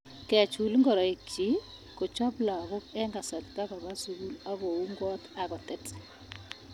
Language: Kalenjin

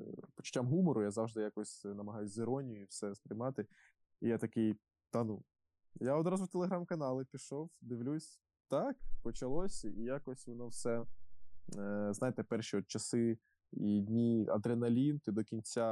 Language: Ukrainian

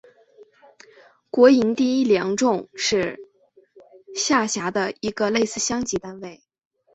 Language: Chinese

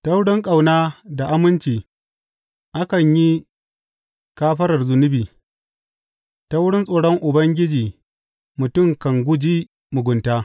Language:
Hausa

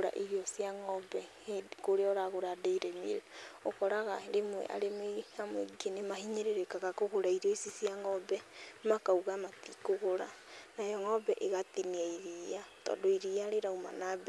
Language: Kikuyu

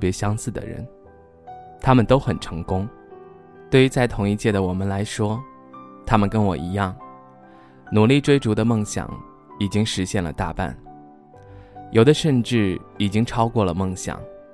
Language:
Chinese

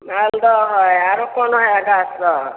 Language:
Maithili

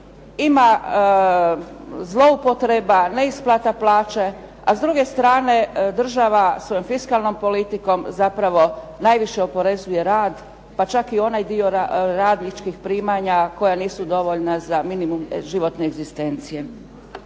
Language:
Croatian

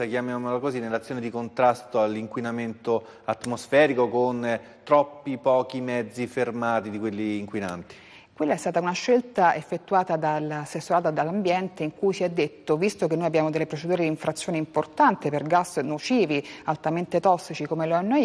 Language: Italian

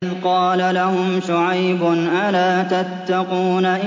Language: Arabic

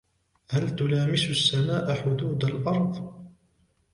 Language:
Arabic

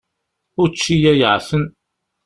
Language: Kabyle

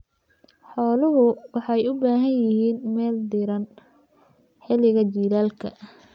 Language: Somali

